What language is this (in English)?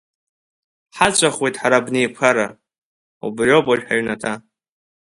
Abkhazian